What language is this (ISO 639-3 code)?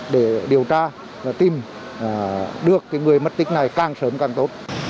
vie